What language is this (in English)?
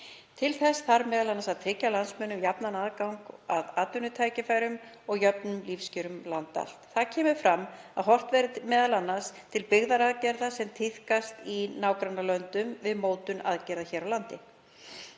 Icelandic